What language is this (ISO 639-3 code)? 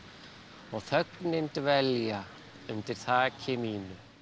isl